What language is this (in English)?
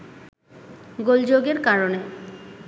Bangla